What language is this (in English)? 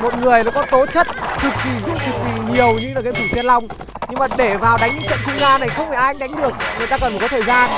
Vietnamese